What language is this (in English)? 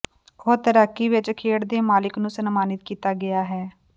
Punjabi